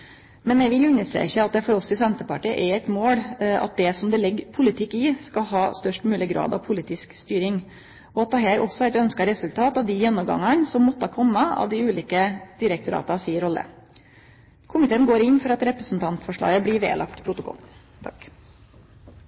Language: Norwegian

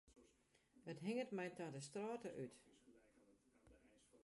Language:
Western Frisian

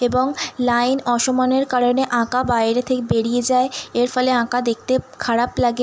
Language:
Bangla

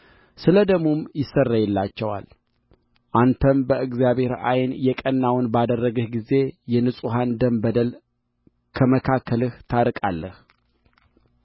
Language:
Amharic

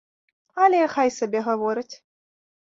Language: Belarusian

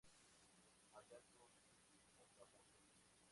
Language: Spanish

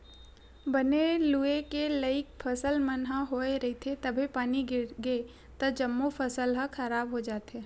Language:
Chhattisgarhi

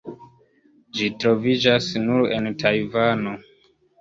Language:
Esperanto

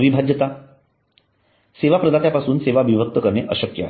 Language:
Marathi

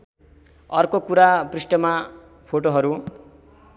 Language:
Nepali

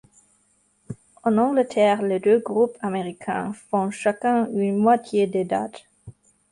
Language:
French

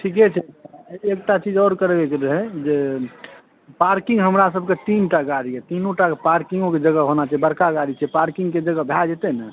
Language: Maithili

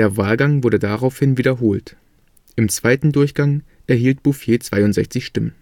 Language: German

